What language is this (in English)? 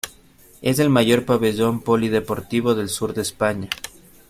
Spanish